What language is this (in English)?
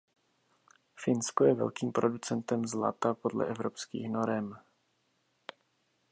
Czech